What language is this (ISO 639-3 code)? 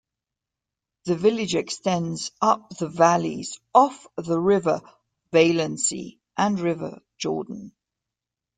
eng